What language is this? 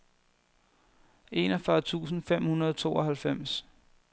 Danish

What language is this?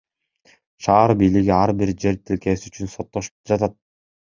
Kyrgyz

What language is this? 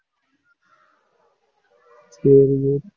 Tamil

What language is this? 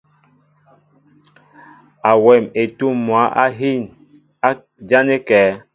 Mbo (Cameroon)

